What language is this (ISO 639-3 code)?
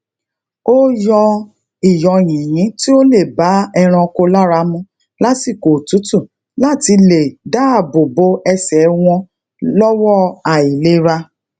yor